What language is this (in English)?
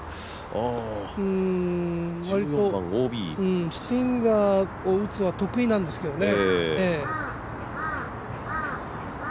Japanese